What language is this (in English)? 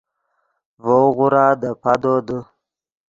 Yidgha